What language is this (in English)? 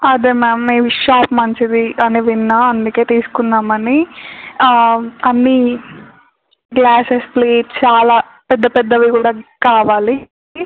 Telugu